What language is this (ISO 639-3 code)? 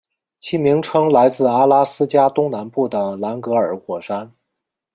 zho